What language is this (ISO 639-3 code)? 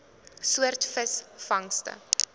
afr